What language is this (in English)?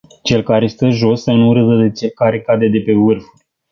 Romanian